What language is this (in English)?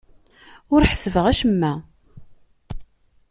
Kabyle